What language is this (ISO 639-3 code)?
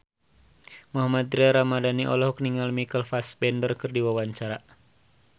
sun